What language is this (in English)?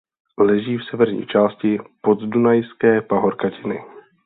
Czech